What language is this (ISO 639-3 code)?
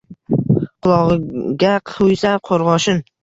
uzb